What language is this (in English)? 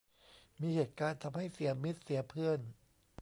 Thai